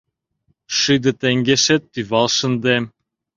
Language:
Mari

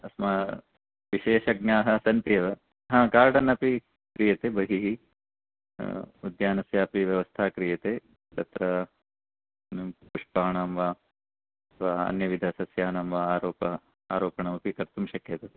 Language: Sanskrit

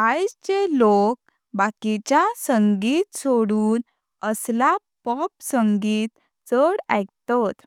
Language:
Konkani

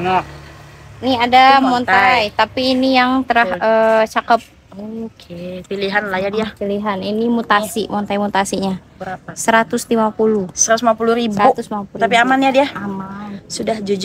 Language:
Indonesian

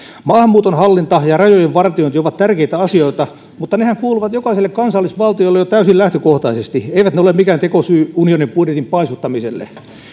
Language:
Finnish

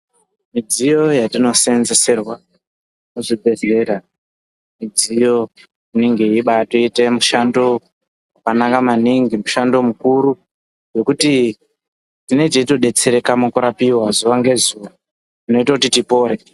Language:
Ndau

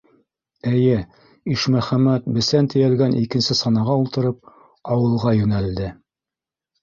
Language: Bashkir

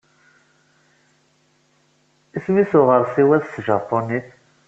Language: Kabyle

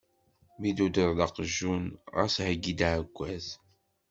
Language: Kabyle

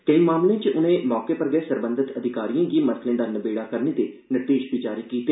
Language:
Dogri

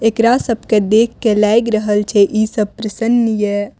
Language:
Maithili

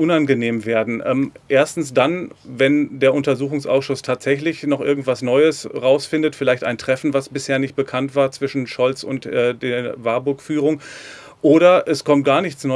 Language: German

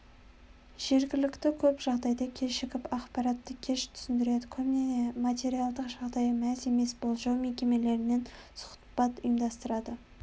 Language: Kazakh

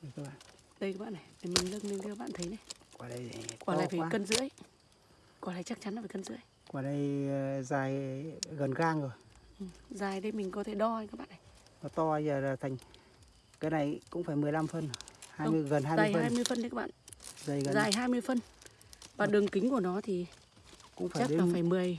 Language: Vietnamese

